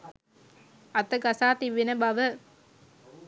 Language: Sinhala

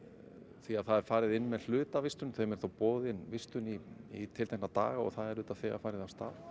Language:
Icelandic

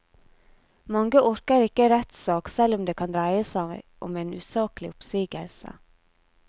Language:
Norwegian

